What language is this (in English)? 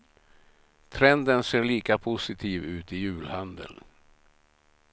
Swedish